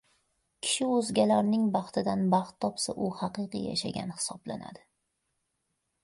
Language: Uzbek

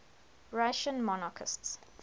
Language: English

